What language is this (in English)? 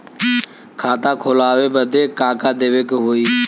Bhojpuri